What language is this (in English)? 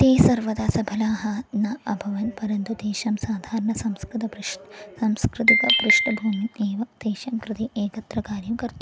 Sanskrit